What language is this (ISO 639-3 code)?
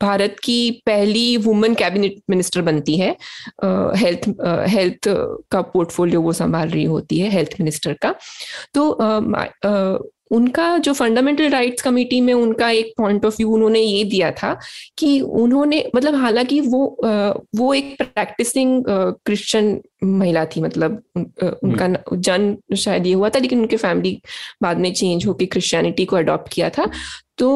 hin